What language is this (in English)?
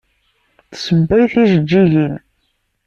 Kabyle